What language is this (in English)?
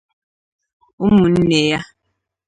Igbo